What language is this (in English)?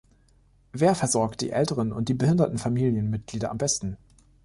German